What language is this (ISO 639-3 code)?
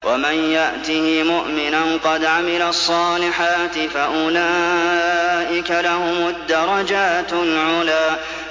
ara